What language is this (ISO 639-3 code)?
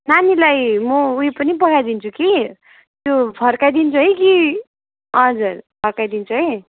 nep